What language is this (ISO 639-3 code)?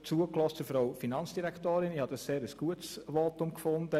gsw